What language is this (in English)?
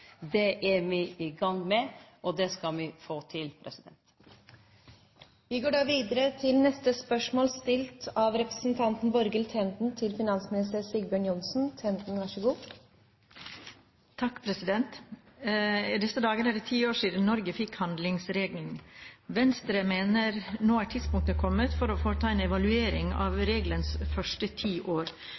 Norwegian